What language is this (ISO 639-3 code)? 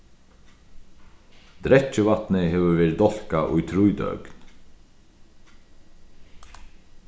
fao